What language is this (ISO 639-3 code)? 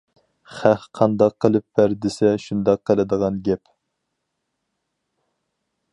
uig